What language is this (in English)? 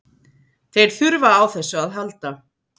Icelandic